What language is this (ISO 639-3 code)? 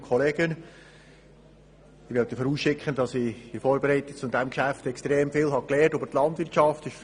gsw